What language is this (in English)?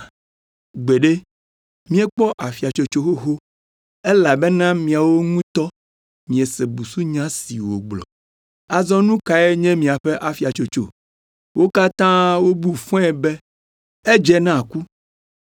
Ewe